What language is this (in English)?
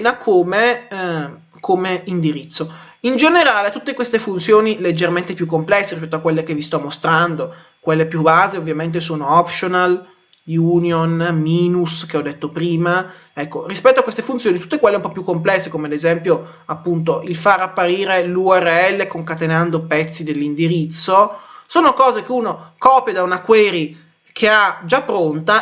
Italian